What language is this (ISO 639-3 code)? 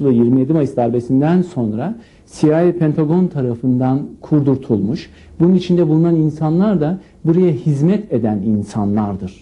tur